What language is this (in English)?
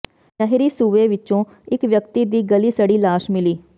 Punjabi